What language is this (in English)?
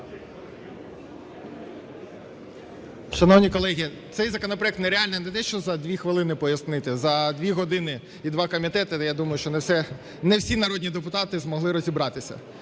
Ukrainian